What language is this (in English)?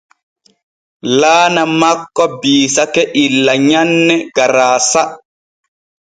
Borgu Fulfulde